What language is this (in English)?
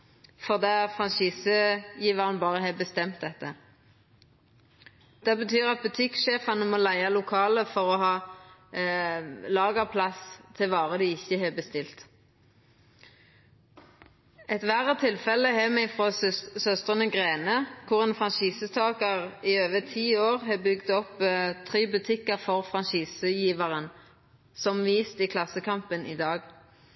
Norwegian Nynorsk